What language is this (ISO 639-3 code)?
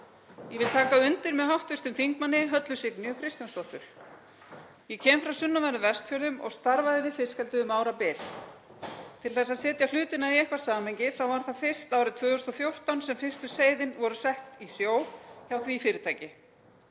isl